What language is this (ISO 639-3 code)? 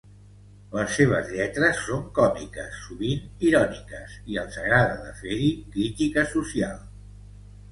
cat